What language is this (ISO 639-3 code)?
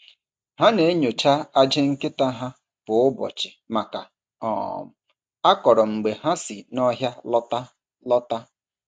ibo